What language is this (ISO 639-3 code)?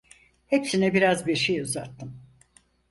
tur